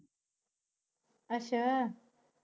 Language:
Punjabi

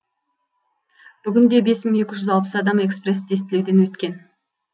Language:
Kazakh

